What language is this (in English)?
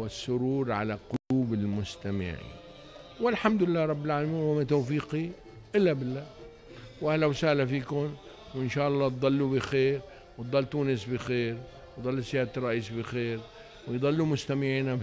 Arabic